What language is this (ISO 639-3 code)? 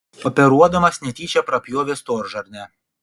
lit